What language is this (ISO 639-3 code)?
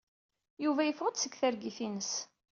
kab